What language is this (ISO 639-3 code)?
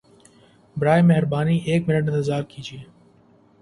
urd